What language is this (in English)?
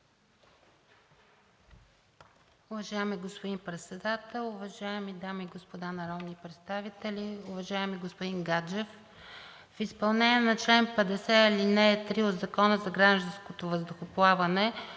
Bulgarian